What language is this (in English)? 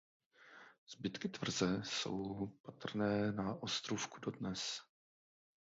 Czech